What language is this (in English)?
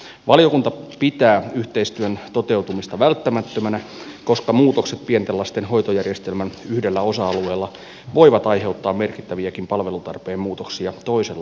Finnish